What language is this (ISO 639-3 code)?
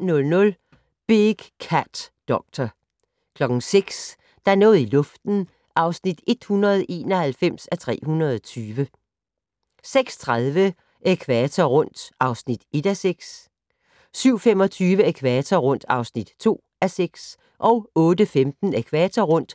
dan